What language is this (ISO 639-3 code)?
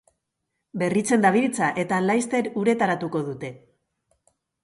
eus